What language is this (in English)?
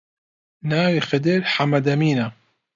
Central Kurdish